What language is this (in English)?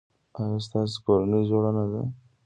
Pashto